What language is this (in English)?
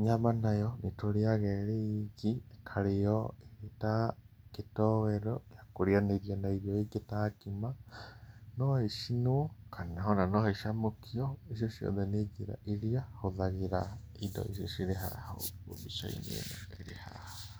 Kikuyu